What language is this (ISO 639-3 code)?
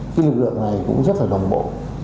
vie